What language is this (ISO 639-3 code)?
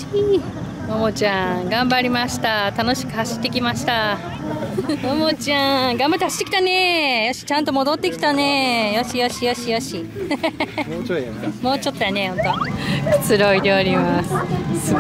jpn